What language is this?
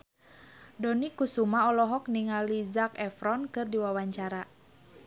Sundanese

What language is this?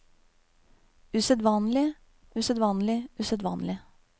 Norwegian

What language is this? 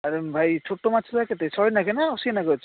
Odia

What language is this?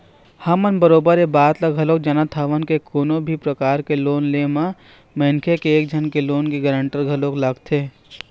Chhattisgarhi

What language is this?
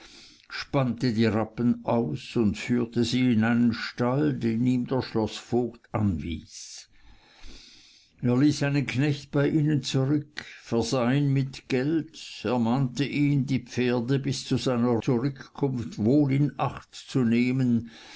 German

